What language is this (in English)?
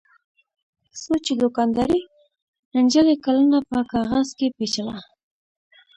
Pashto